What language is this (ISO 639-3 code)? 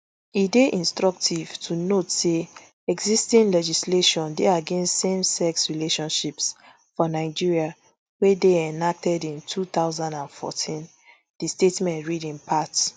pcm